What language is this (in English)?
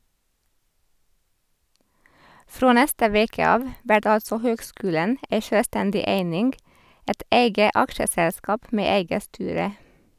Norwegian